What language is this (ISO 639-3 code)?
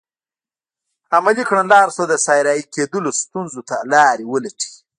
pus